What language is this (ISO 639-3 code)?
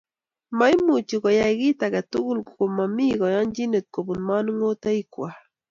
kln